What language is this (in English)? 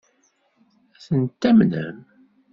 Kabyle